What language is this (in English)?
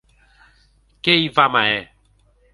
Occitan